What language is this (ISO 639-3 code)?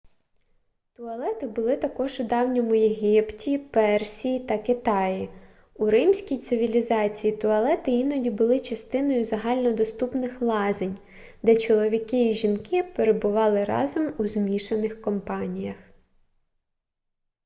ukr